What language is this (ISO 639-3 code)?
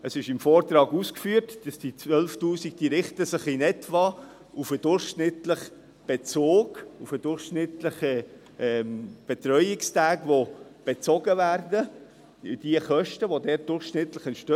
gsw